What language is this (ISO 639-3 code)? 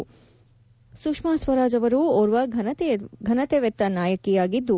kan